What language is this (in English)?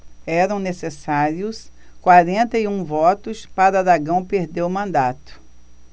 Portuguese